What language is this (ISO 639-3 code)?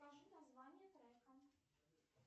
rus